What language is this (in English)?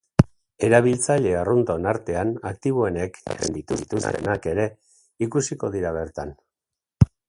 Basque